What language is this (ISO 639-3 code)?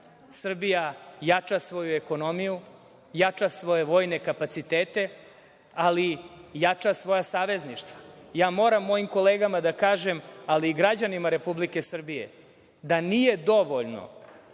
srp